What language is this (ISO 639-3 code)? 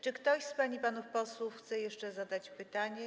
pol